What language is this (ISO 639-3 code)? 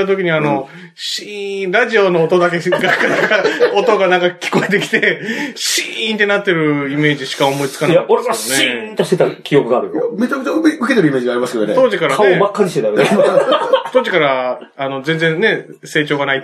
jpn